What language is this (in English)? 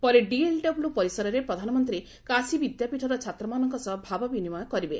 Odia